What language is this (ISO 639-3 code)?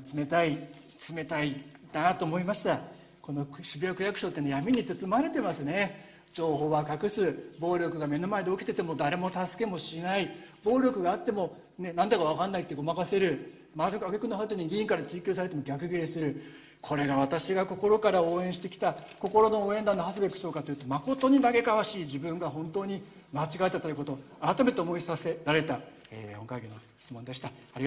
jpn